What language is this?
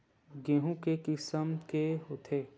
Chhattisgarhi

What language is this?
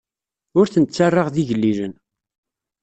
Kabyle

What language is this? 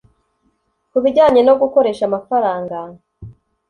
Kinyarwanda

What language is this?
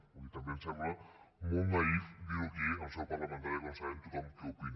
Catalan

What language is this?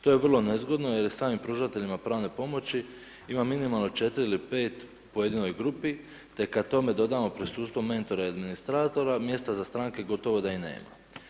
Croatian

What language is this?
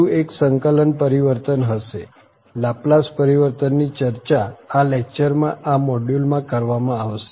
Gujarati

